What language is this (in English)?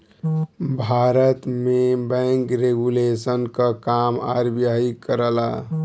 Bhojpuri